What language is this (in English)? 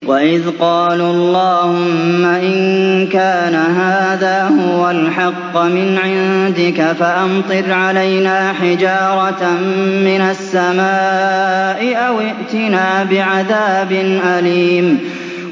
Arabic